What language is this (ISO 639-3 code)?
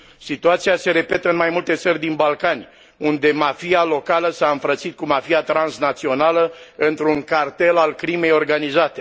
ron